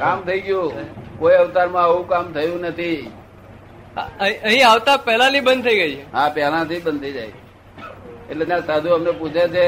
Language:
Gujarati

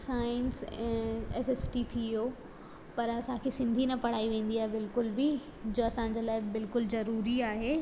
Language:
Sindhi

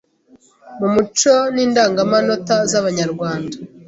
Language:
Kinyarwanda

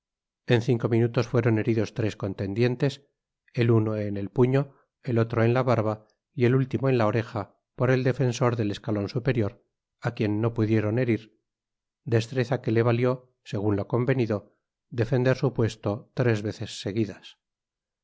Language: Spanish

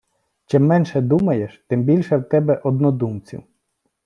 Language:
Ukrainian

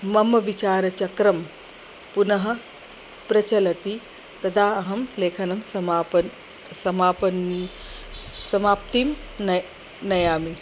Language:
Sanskrit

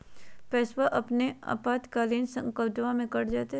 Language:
Magahi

